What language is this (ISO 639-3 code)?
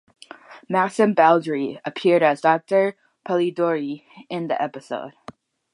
eng